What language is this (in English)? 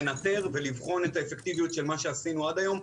Hebrew